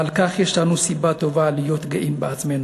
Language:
Hebrew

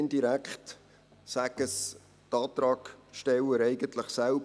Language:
Swiss German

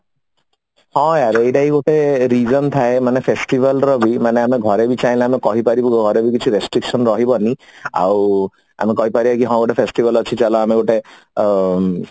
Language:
Odia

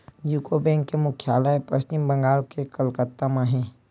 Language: Chhattisgarhi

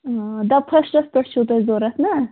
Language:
Kashmiri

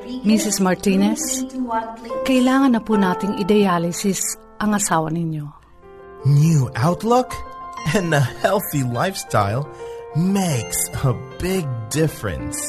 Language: Filipino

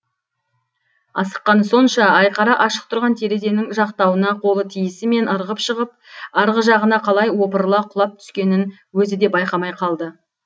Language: Kazakh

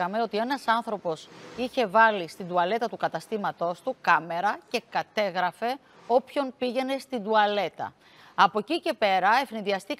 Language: Greek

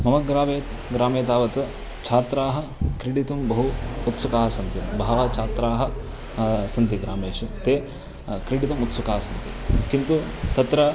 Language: Sanskrit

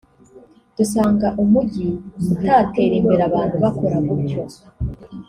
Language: Kinyarwanda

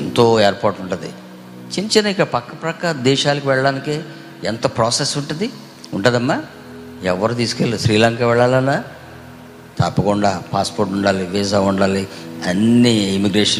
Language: Telugu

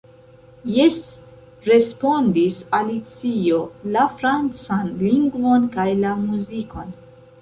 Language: Esperanto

